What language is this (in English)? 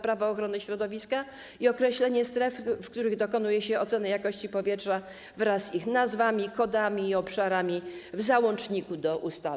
Polish